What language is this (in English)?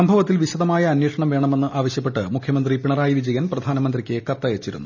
Malayalam